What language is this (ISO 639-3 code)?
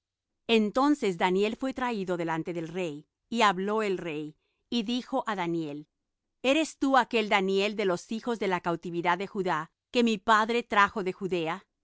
spa